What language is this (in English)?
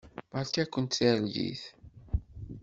Kabyle